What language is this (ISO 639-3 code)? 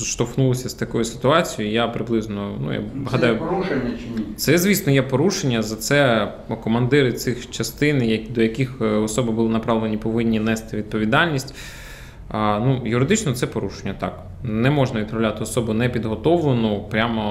ukr